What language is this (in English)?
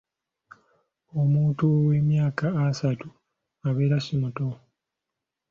Ganda